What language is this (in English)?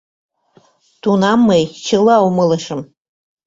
Mari